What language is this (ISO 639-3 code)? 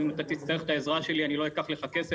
heb